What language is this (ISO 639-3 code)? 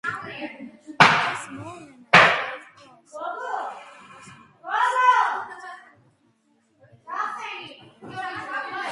kat